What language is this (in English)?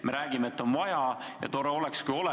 Estonian